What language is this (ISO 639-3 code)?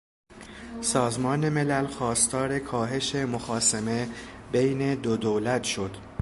fas